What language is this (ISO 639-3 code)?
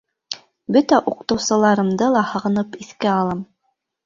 bak